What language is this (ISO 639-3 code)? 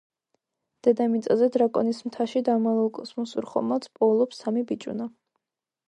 kat